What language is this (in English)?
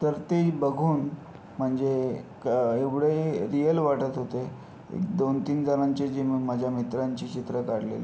Marathi